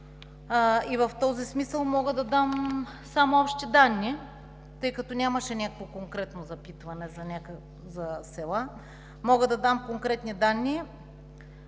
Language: Bulgarian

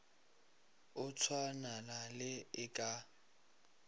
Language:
Northern Sotho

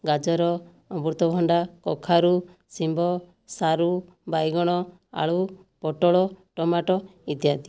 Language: Odia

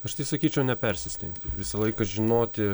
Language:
Lithuanian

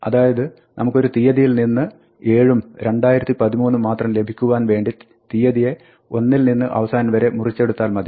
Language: Malayalam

